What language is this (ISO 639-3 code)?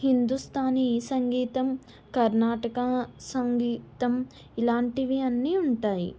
tel